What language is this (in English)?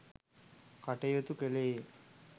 Sinhala